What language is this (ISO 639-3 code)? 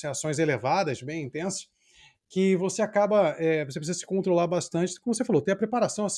por